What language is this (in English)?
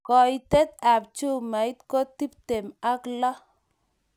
Kalenjin